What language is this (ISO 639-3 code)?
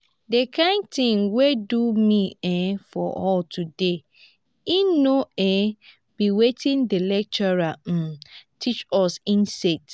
pcm